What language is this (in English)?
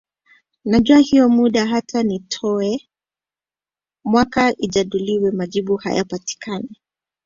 Swahili